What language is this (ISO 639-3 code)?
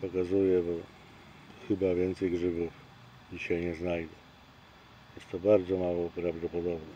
pol